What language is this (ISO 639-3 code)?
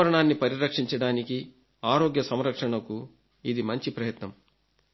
tel